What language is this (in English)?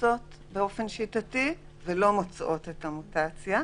Hebrew